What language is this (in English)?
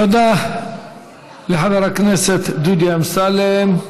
Hebrew